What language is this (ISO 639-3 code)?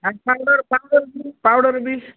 ori